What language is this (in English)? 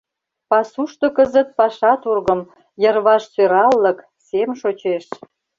Mari